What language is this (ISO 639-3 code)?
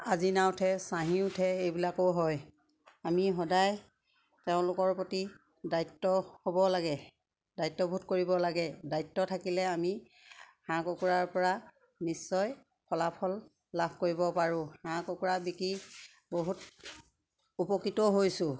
asm